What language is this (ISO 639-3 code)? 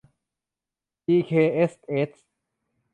tha